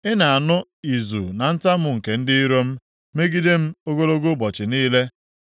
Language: Igbo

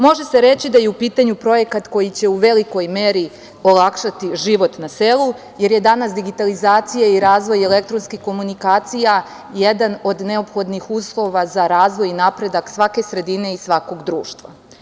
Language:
Serbian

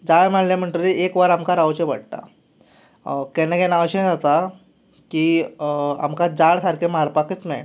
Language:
Konkani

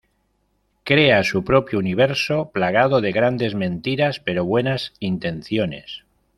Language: Spanish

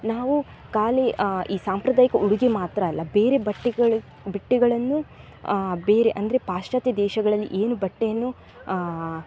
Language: Kannada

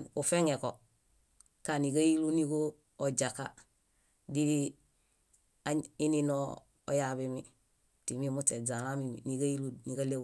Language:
Bayot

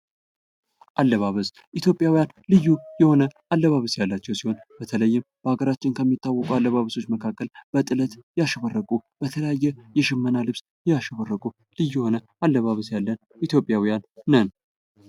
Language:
Amharic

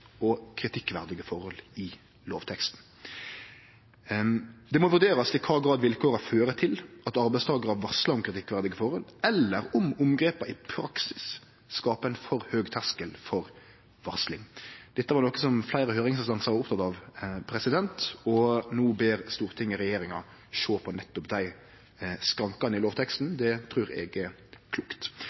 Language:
Norwegian Nynorsk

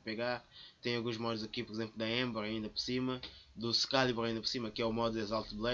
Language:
Portuguese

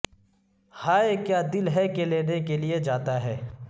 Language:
Urdu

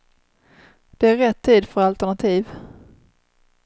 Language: Swedish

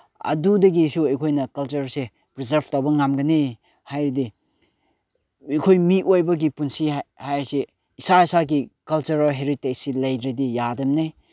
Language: Manipuri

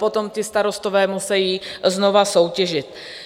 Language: Czech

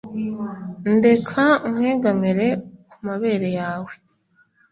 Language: Kinyarwanda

